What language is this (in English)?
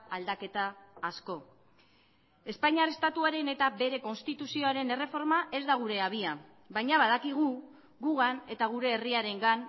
Basque